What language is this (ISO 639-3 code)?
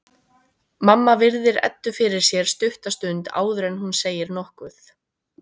isl